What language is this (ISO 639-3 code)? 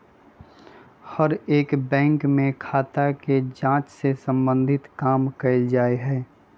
mag